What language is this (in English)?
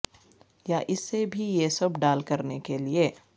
Urdu